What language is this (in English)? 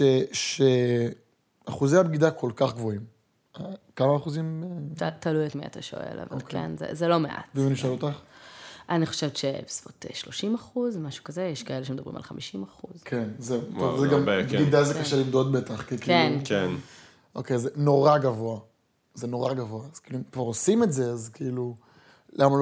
Hebrew